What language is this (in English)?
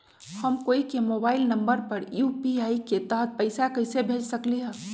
Magahi